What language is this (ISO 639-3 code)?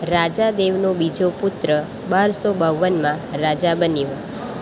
guj